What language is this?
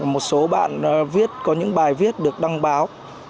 Vietnamese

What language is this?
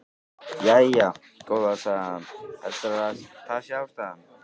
Icelandic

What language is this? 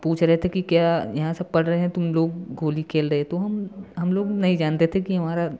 Hindi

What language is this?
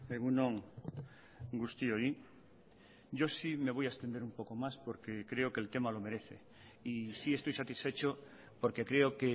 Spanish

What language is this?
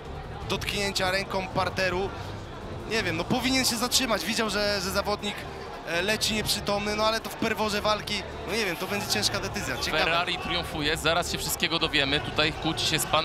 Polish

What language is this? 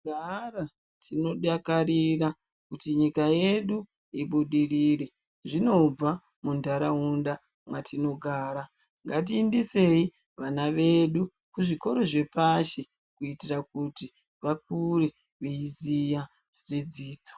Ndau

